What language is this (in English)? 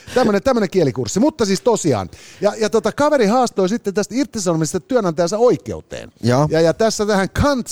Finnish